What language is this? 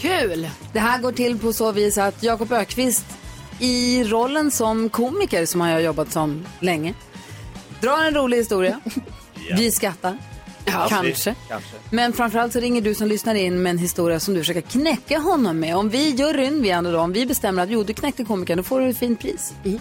Swedish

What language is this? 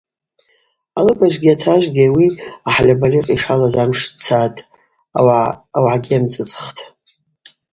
Abaza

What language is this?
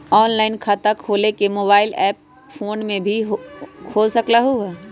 Magahi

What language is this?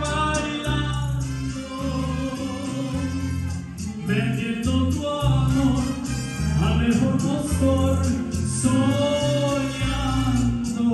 Romanian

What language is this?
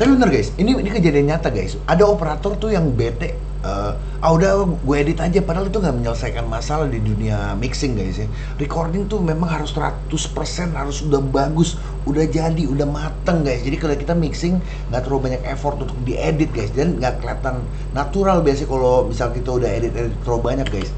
Indonesian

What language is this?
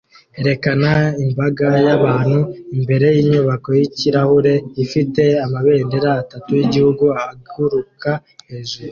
Kinyarwanda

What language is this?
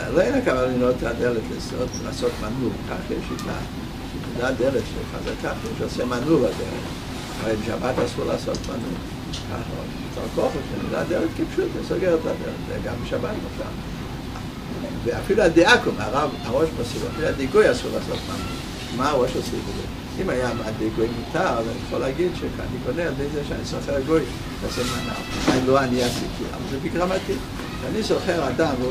Hebrew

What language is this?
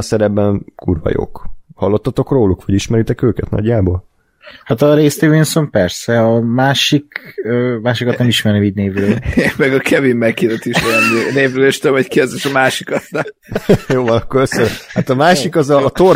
Hungarian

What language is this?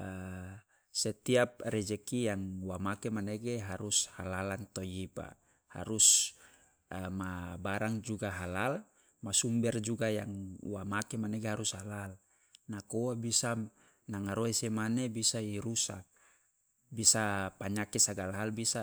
Loloda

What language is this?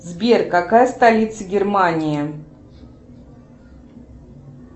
Russian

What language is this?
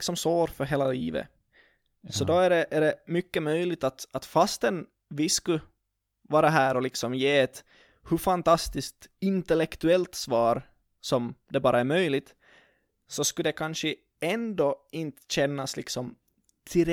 Swedish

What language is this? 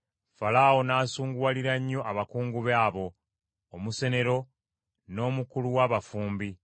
Ganda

